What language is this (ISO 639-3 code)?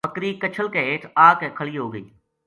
gju